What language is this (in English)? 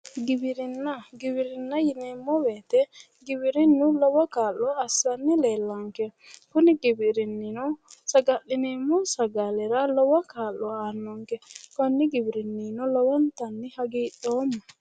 Sidamo